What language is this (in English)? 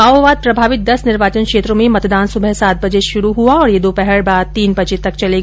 Hindi